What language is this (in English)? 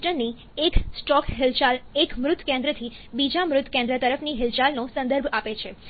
Gujarati